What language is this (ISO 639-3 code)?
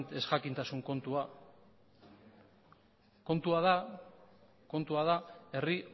eus